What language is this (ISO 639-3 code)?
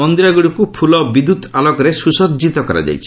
ori